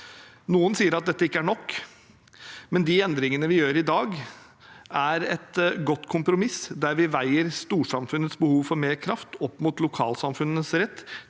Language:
Norwegian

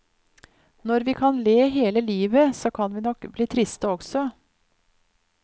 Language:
Norwegian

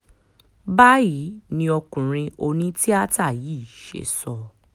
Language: Yoruba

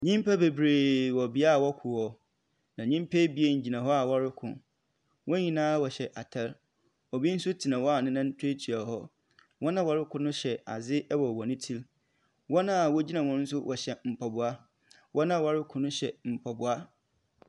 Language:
Akan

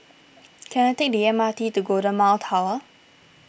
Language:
English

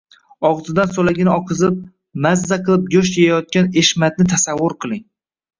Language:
Uzbek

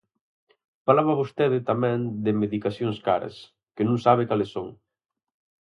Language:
Galician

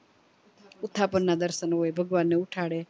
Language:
Gujarati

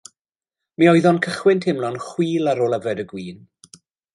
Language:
Welsh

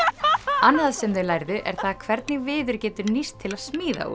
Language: Icelandic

